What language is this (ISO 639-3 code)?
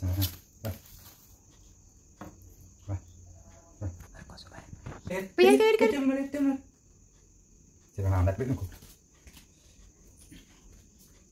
tur